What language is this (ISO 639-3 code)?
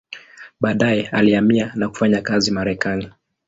swa